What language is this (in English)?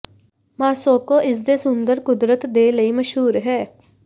Punjabi